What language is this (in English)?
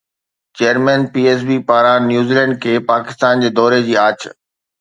Sindhi